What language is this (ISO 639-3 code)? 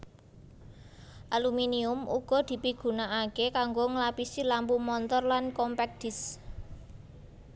jav